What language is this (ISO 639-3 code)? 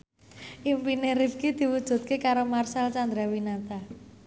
jav